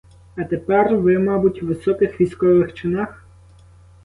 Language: Ukrainian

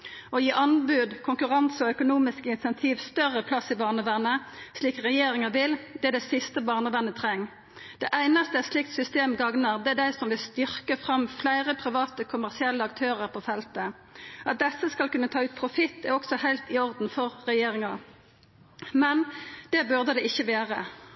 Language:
Norwegian Nynorsk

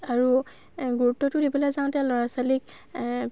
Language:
Assamese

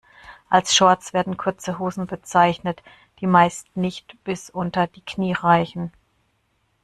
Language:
German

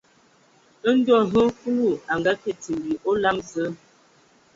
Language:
Ewondo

